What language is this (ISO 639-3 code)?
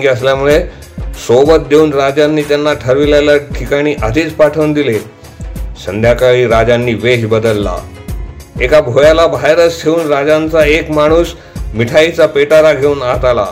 mar